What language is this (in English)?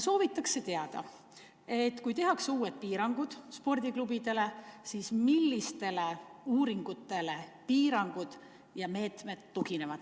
Estonian